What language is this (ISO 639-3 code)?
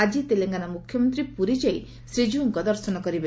ori